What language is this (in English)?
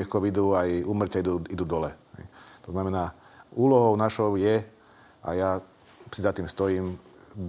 Slovak